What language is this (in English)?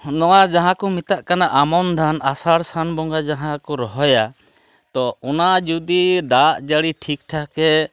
Santali